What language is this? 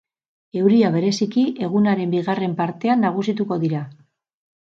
Basque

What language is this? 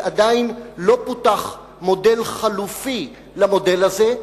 Hebrew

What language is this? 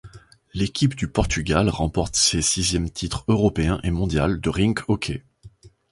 French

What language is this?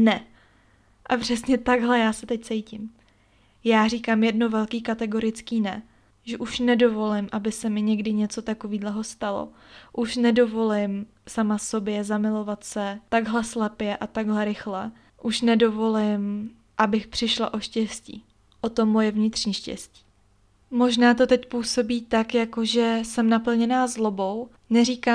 Czech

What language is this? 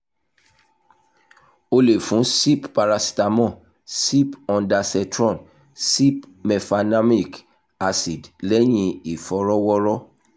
Yoruba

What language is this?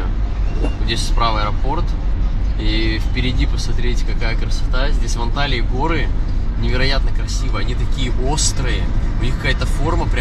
Russian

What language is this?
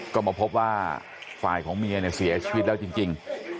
Thai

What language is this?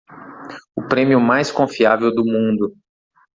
Portuguese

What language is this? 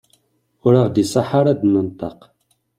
Kabyle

